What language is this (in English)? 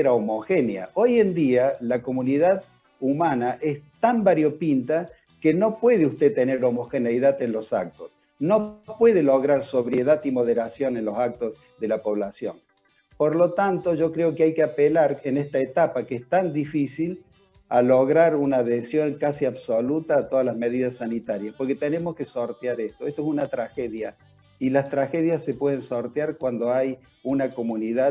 Spanish